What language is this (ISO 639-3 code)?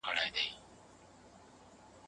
pus